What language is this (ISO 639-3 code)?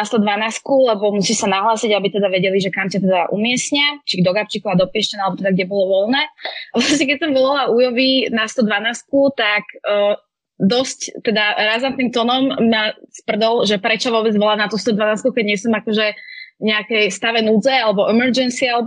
slk